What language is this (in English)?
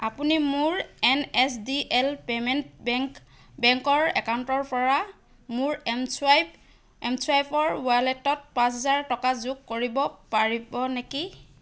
Assamese